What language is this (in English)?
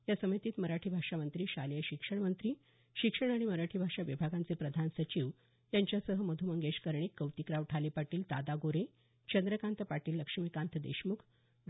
Marathi